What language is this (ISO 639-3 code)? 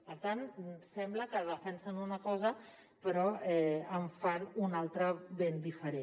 cat